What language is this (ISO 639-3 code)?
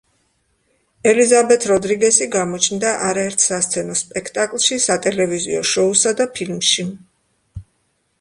kat